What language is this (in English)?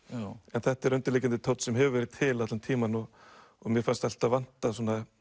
Icelandic